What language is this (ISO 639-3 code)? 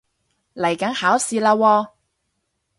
yue